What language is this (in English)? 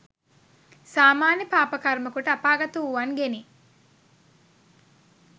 Sinhala